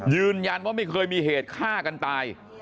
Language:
Thai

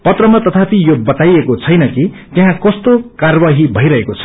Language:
Nepali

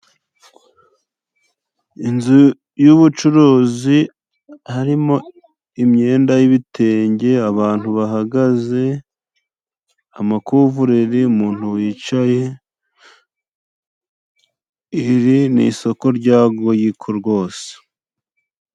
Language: Kinyarwanda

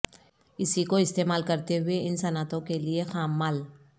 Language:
Urdu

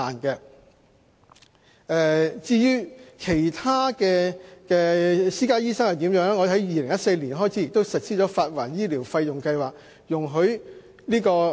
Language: Cantonese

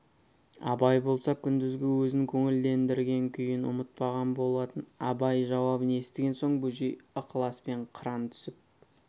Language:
Kazakh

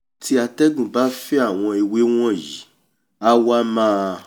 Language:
Yoruba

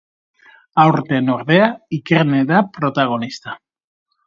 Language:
Basque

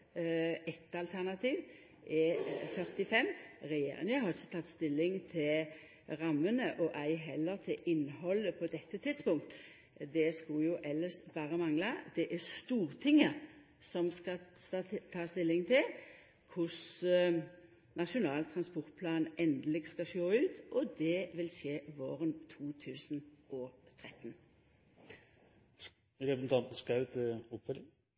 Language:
Norwegian Nynorsk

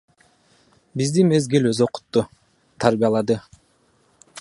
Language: Kyrgyz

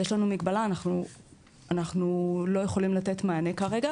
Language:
Hebrew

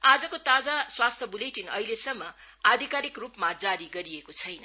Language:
Nepali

